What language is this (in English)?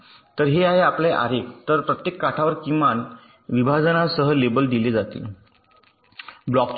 Marathi